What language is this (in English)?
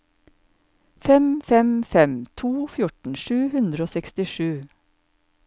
Norwegian